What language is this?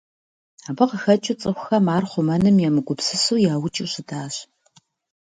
Kabardian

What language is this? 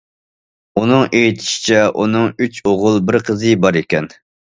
Uyghur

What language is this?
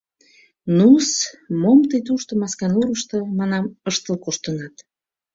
Mari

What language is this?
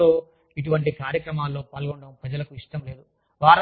Telugu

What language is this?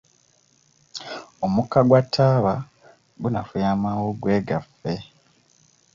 Ganda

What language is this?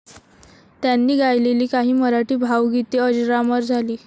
Marathi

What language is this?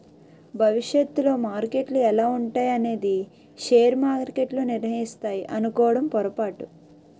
Telugu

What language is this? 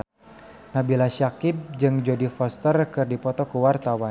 Sundanese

